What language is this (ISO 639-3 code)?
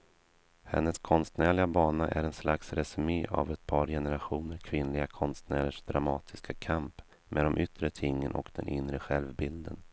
swe